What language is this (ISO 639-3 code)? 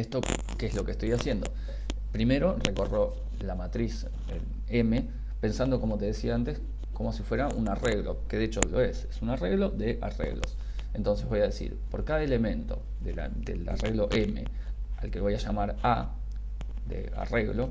spa